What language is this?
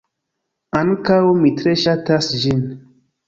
Esperanto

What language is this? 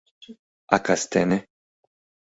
Mari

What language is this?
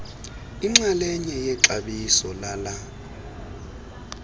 Xhosa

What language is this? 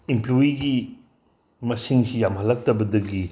Manipuri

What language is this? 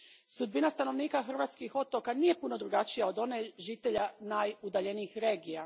Croatian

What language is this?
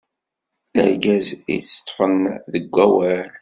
Kabyle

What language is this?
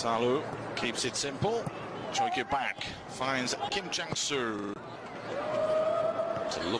English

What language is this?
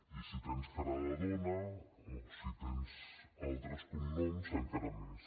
Catalan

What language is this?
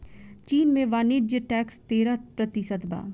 Bhojpuri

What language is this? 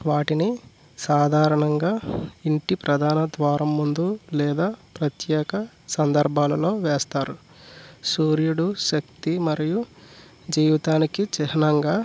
Telugu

